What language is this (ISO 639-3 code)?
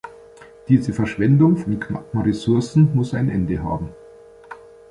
deu